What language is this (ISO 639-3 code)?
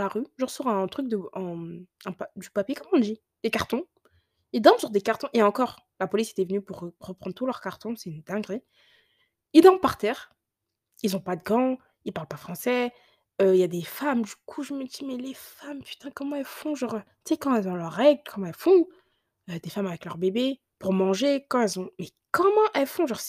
fra